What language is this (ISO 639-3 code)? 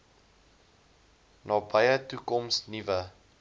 afr